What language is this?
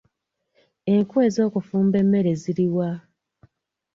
Ganda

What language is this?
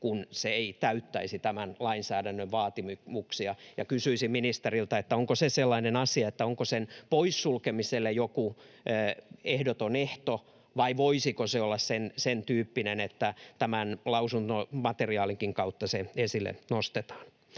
Finnish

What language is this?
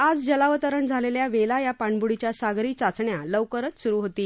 Marathi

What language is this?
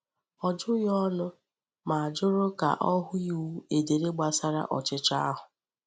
Igbo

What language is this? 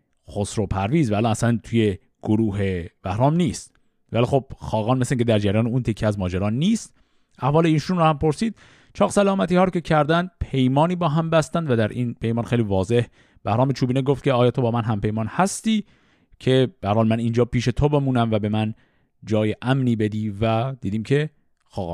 Persian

